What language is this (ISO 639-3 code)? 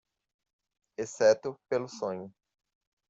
por